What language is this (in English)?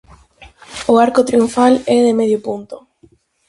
Galician